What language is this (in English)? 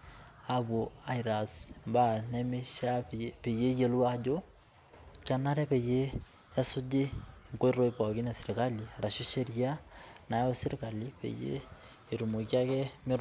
Masai